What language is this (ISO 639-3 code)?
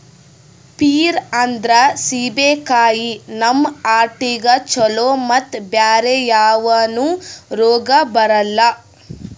kan